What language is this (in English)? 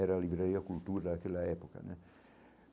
Portuguese